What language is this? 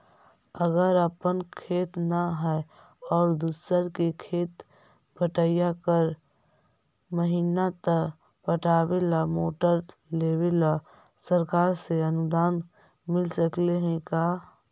Magahi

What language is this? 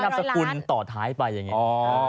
Thai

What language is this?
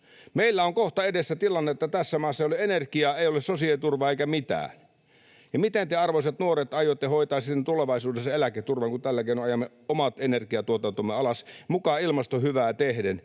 Finnish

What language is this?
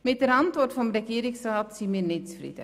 Swiss German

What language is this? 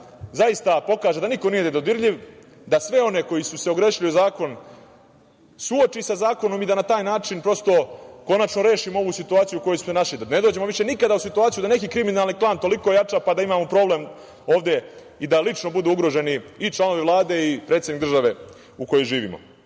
Serbian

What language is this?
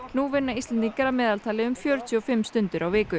Icelandic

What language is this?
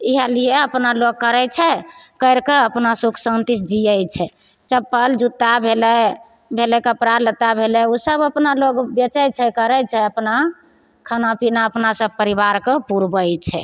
Maithili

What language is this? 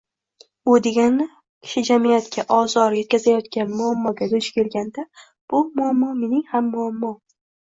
Uzbek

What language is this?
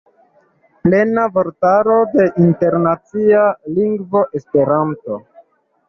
Esperanto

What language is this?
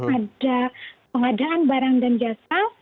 Indonesian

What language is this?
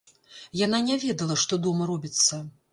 Belarusian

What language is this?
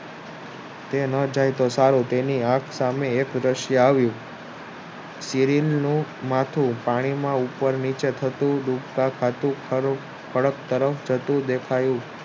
Gujarati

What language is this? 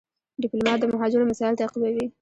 Pashto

